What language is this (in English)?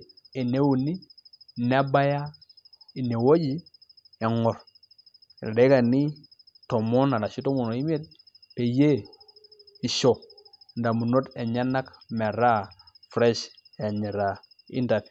Masai